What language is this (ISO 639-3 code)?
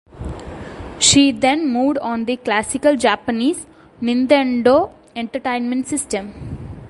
eng